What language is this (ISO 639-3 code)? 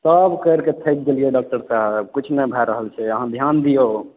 mai